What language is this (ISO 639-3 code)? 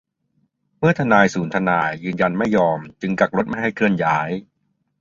tha